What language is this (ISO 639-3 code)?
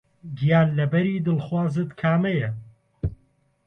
ckb